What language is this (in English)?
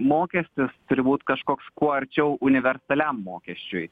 Lithuanian